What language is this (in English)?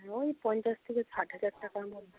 Bangla